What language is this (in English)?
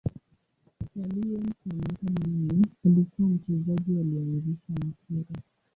Swahili